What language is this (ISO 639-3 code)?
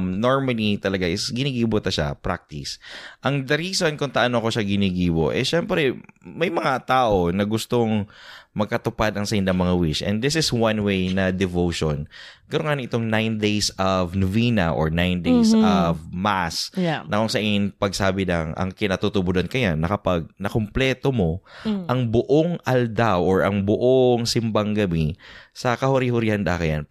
fil